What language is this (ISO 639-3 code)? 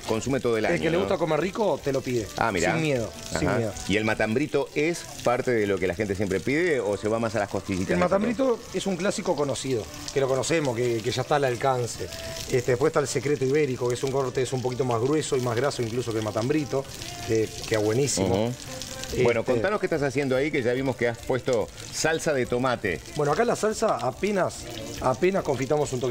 spa